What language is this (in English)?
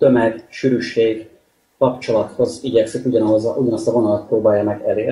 Hungarian